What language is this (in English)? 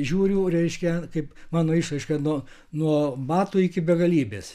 Lithuanian